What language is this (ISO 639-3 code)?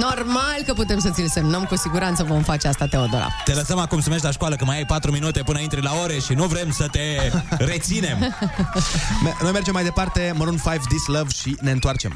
ron